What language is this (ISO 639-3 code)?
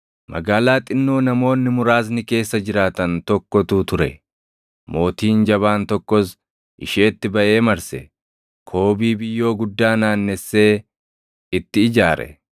orm